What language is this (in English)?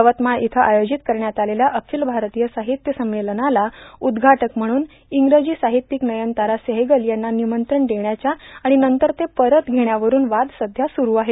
Marathi